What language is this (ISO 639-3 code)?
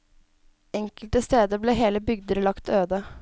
nor